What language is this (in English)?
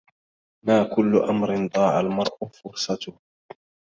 Arabic